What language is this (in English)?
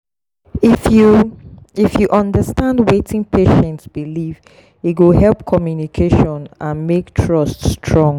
Nigerian Pidgin